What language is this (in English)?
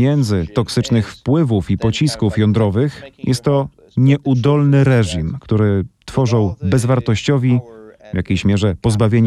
Polish